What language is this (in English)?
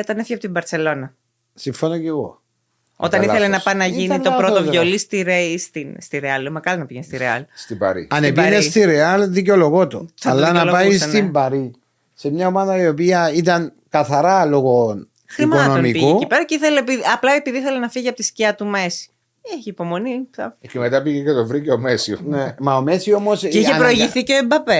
Greek